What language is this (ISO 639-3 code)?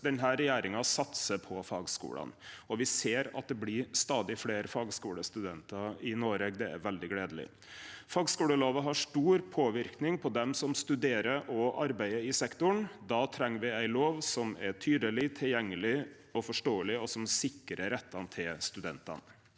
nor